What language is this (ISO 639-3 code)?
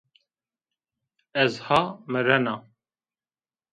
zza